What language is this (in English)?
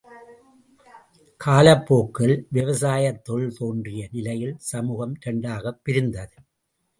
Tamil